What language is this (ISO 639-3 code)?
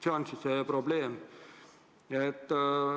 est